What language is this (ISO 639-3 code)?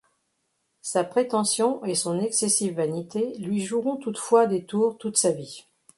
fra